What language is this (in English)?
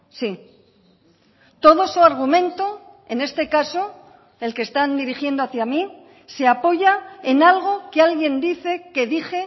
Spanish